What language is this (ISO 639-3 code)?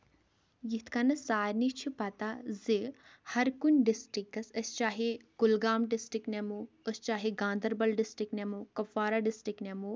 kas